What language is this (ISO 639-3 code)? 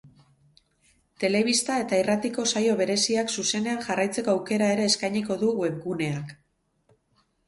eus